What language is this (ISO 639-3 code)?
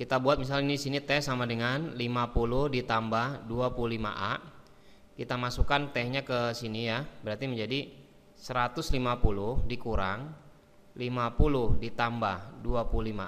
ind